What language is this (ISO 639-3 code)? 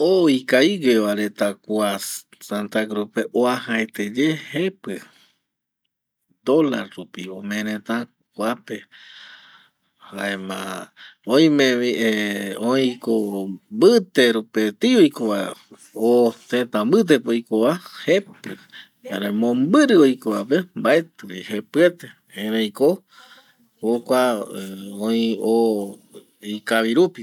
gui